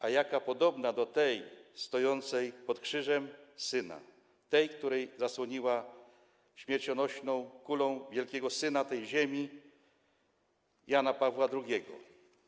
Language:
Polish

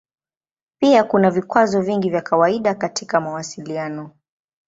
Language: Swahili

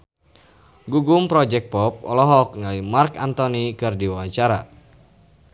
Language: Sundanese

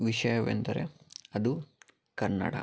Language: Kannada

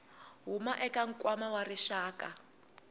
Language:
Tsonga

